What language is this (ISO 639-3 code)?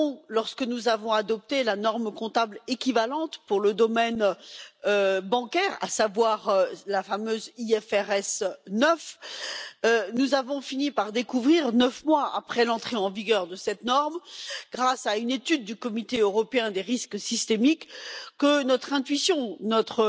fra